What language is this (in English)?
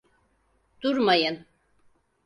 Turkish